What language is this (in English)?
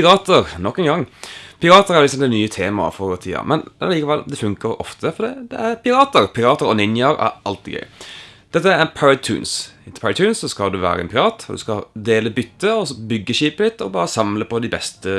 Dutch